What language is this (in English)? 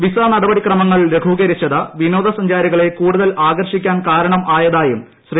Malayalam